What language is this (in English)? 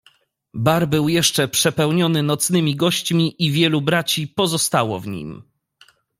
Polish